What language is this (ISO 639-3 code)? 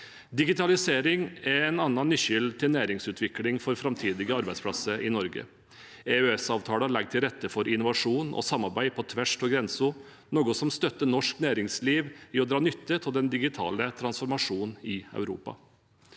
nor